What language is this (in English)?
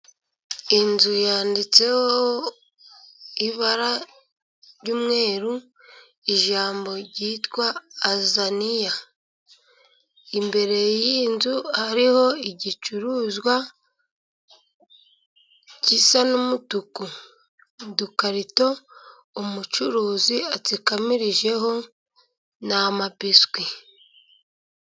Kinyarwanda